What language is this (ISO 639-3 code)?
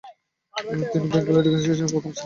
ben